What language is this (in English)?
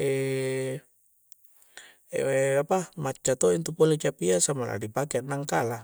Coastal Konjo